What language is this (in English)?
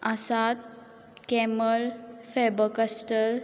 Konkani